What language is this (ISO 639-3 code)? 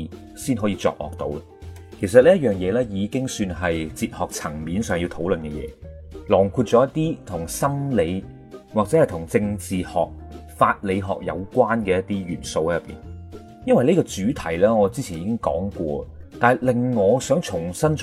zho